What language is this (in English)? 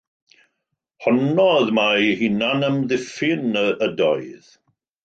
Welsh